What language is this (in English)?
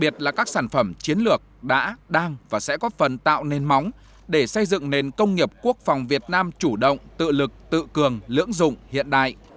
Vietnamese